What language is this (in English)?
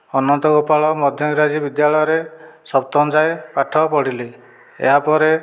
Odia